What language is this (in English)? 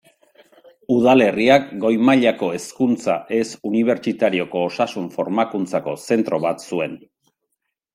Basque